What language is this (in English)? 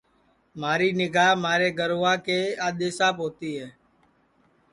Sansi